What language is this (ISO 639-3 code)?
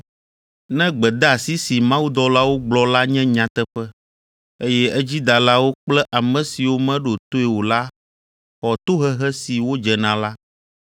ewe